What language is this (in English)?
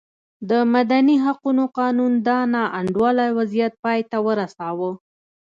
Pashto